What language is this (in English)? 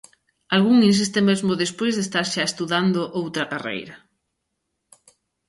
Galician